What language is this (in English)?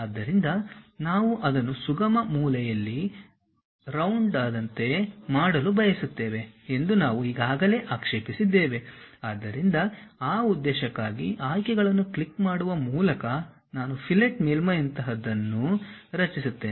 Kannada